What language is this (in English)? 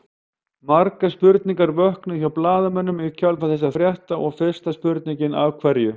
Icelandic